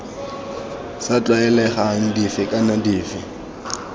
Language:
Tswana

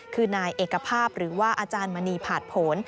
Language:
Thai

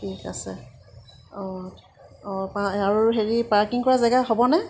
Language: Assamese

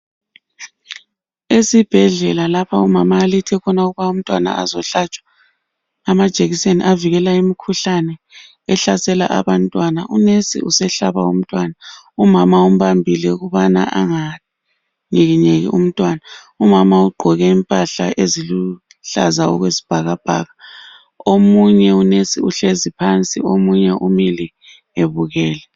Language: North Ndebele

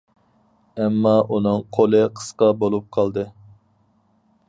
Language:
Uyghur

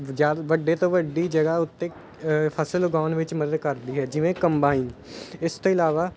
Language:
Punjabi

